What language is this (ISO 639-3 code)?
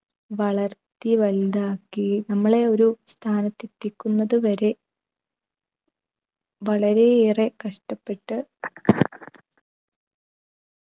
mal